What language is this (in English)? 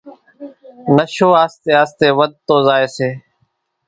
Kachi Koli